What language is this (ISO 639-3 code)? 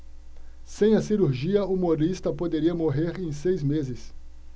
por